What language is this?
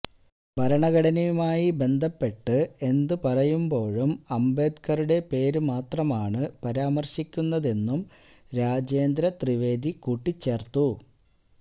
Malayalam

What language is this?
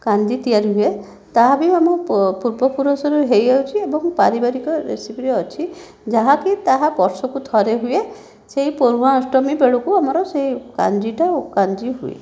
Odia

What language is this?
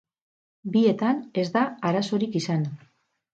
Basque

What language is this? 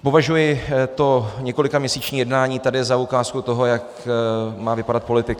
Czech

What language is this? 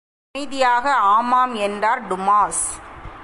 Tamil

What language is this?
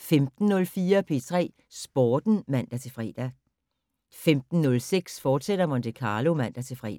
Danish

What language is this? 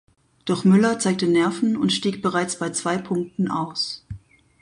German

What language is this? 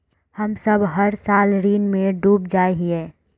Magahi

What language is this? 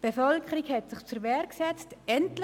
Swiss German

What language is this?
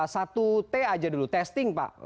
Indonesian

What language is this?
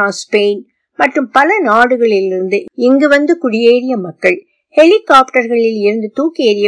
Tamil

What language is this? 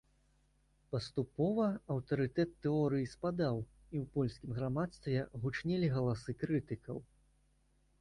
Belarusian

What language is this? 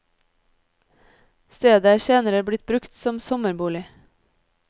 Norwegian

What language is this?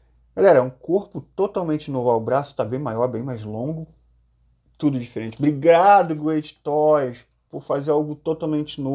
Portuguese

